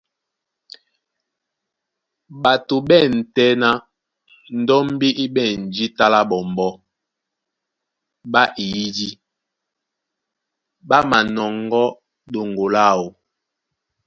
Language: Duala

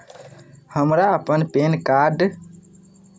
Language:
Maithili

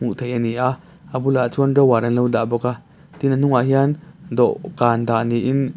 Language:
Mizo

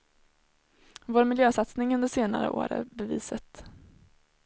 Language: Swedish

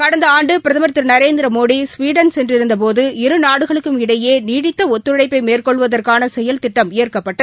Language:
Tamil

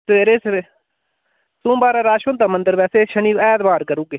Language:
Dogri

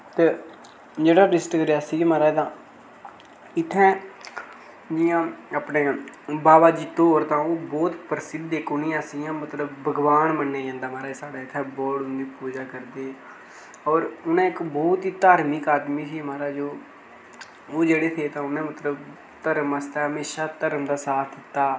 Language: Dogri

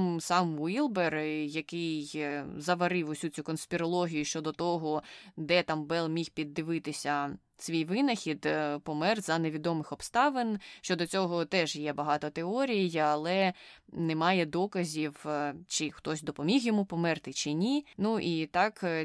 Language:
Ukrainian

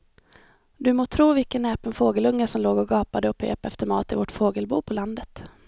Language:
Swedish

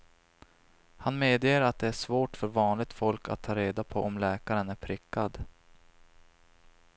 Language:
Swedish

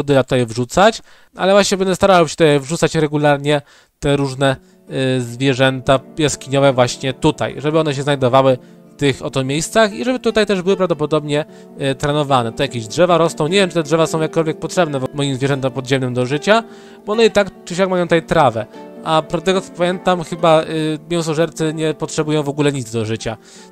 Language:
Polish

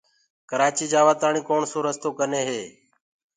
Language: Gurgula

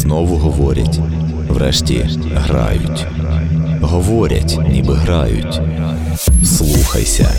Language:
Ukrainian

